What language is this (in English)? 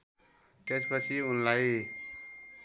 Nepali